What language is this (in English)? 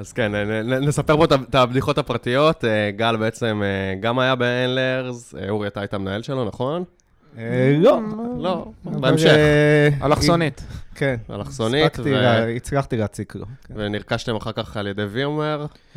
Hebrew